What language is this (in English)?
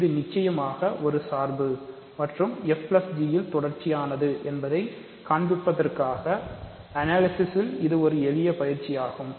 Tamil